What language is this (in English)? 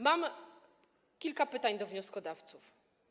Polish